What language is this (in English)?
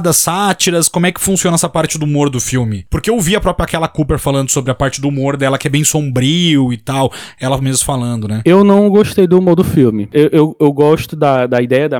Portuguese